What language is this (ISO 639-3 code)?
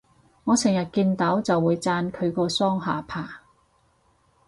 yue